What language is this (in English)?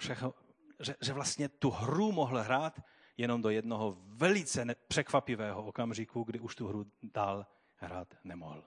Czech